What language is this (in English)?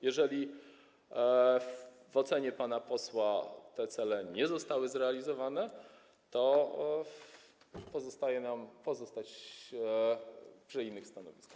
Polish